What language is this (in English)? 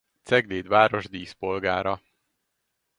Hungarian